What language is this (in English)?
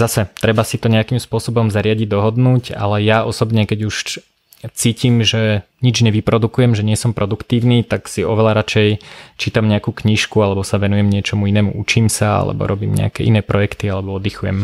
Slovak